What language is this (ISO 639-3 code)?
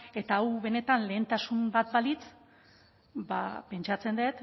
eus